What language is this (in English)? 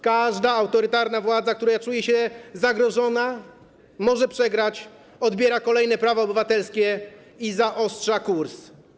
Polish